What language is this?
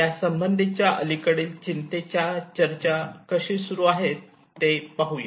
Marathi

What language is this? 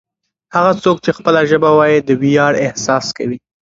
Pashto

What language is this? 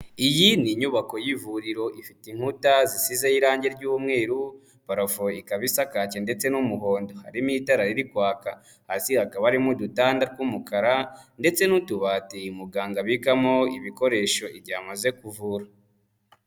Kinyarwanda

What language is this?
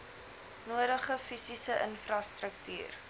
Afrikaans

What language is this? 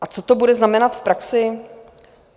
Czech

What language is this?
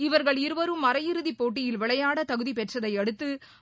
Tamil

